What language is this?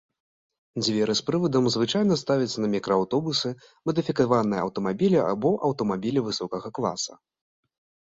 Belarusian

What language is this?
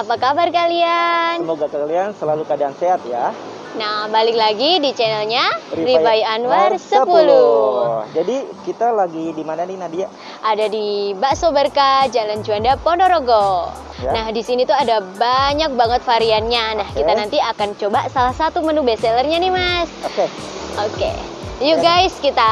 Indonesian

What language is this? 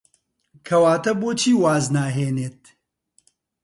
Central Kurdish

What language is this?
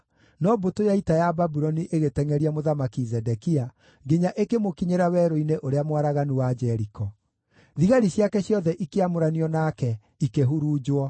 Kikuyu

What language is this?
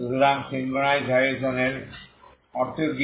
Bangla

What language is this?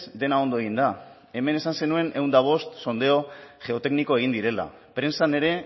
Basque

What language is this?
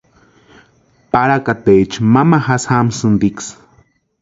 Western Highland Purepecha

